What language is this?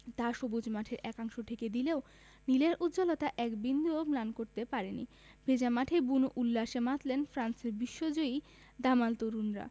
Bangla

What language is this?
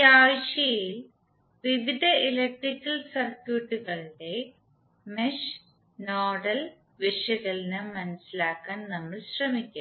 Malayalam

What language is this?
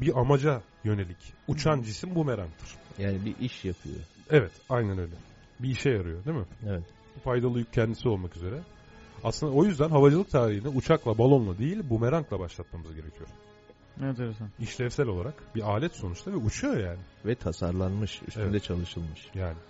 Turkish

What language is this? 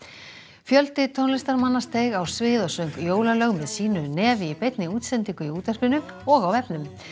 Icelandic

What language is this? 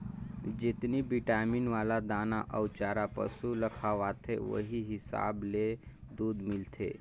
Chhattisgarhi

